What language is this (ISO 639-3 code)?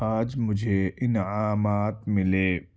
urd